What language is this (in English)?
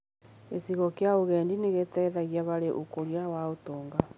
Kikuyu